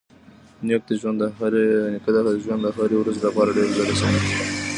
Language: Pashto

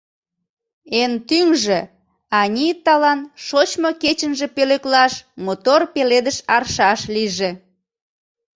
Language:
Mari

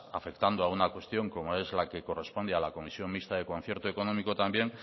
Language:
Spanish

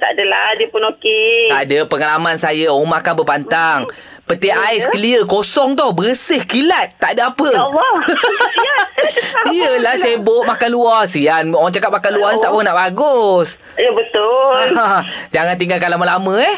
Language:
Malay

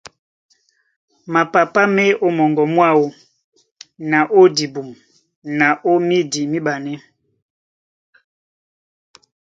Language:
Duala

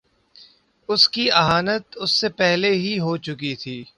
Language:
Urdu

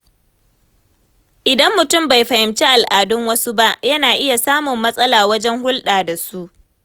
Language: Hausa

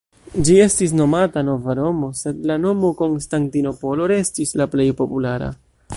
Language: Esperanto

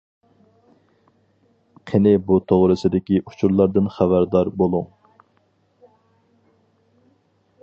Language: Uyghur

